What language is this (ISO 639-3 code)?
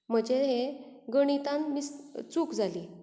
kok